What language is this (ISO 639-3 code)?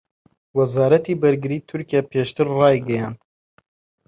ckb